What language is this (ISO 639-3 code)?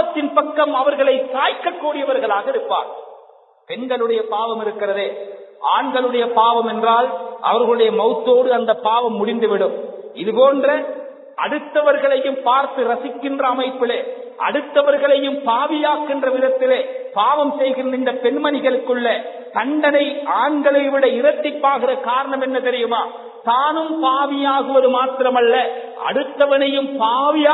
ara